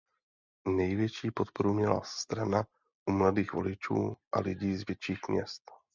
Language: Czech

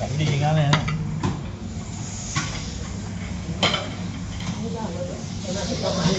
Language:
Thai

